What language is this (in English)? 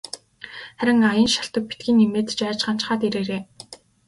Mongolian